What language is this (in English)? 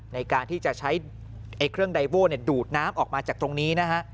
Thai